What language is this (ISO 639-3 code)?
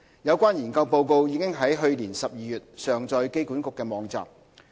yue